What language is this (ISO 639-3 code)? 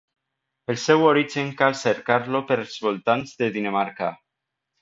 cat